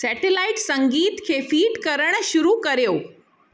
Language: Sindhi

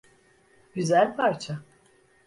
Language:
Turkish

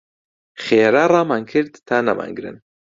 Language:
Central Kurdish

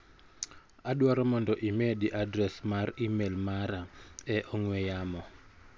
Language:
Luo (Kenya and Tanzania)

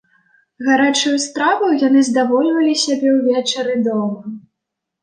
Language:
Belarusian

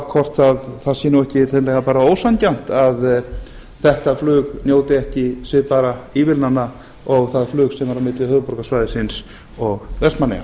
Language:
Icelandic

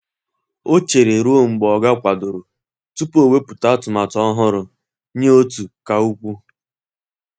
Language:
Igbo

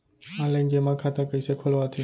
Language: Chhattisgarhi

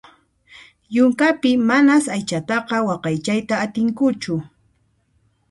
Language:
Puno Quechua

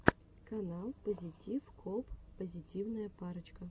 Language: Russian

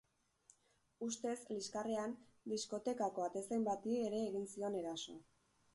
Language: Basque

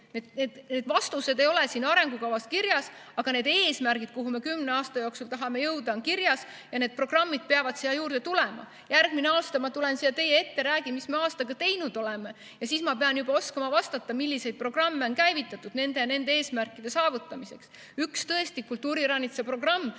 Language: Estonian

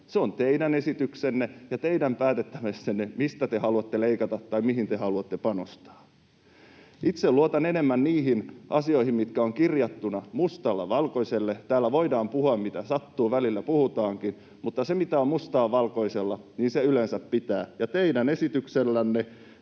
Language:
Finnish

